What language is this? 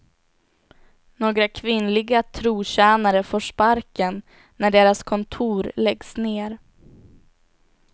Swedish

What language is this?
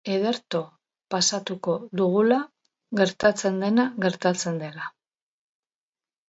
Basque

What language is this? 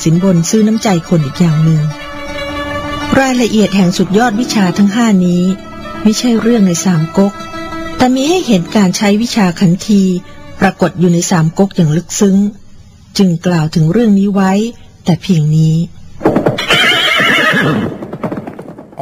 Thai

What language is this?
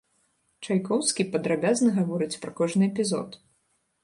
Belarusian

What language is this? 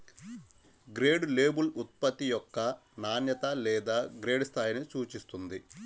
Telugu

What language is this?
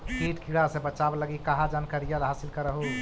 Magahi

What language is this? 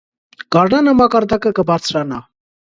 Armenian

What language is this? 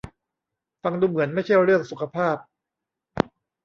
Thai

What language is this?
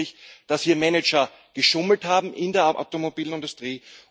German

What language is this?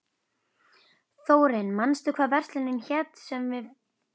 Icelandic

